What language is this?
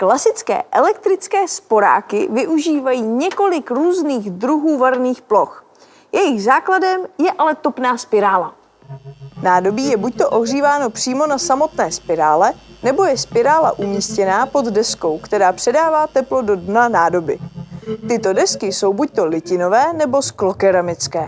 Czech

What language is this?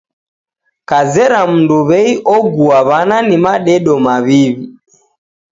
Taita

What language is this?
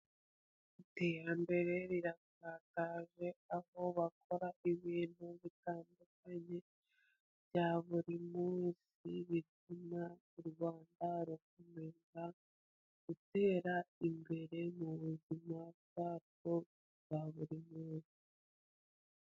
Kinyarwanda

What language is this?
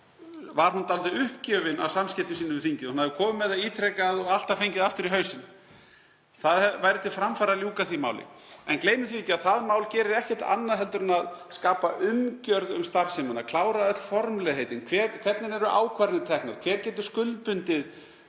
Icelandic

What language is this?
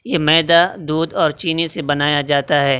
Urdu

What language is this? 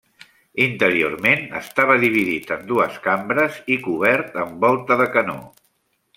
Catalan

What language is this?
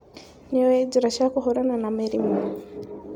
Kikuyu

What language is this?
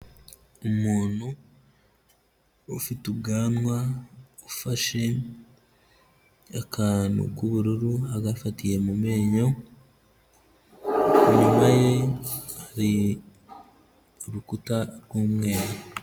Kinyarwanda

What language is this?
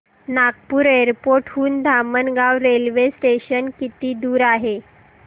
Marathi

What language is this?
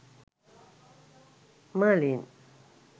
Sinhala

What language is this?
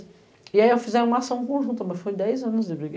Portuguese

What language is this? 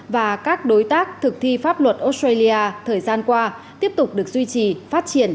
Vietnamese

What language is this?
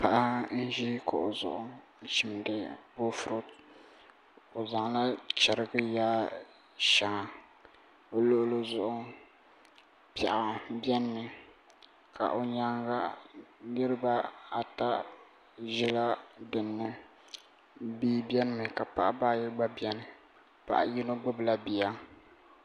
Dagbani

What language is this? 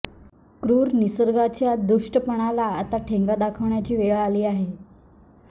Marathi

